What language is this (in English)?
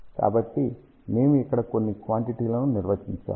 Telugu